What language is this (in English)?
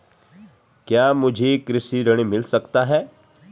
Hindi